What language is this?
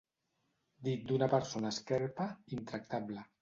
Catalan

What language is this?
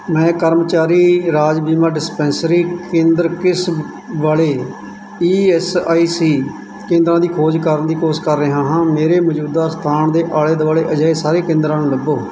Punjabi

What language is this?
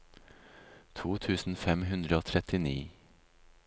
Norwegian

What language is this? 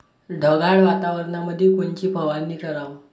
Marathi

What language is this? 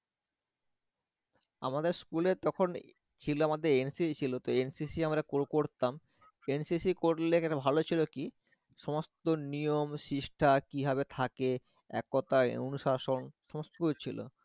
Bangla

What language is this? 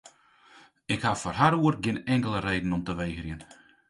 Western Frisian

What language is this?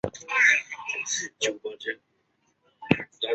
Chinese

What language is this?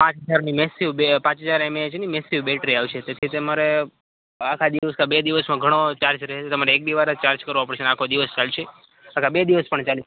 Gujarati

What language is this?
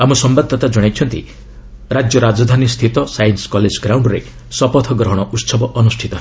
Odia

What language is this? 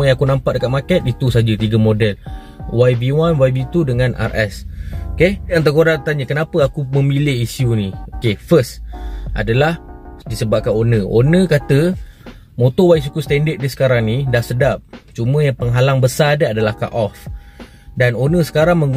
Malay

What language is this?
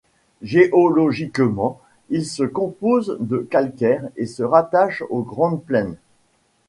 French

